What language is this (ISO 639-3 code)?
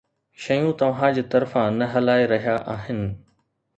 snd